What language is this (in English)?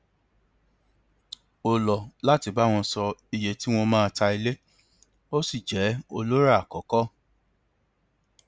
Yoruba